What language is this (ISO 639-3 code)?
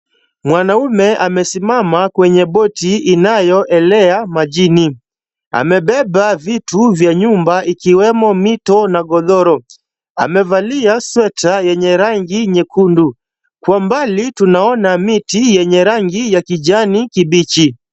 swa